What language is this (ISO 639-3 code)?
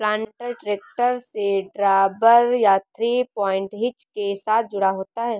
hin